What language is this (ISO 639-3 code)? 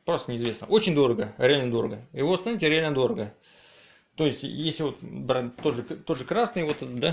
rus